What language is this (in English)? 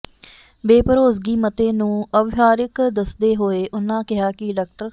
Punjabi